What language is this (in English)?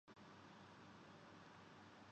Urdu